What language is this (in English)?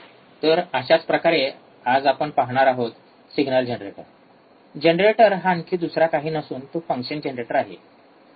Marathi